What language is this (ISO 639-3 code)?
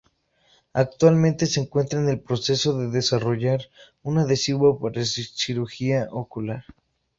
spa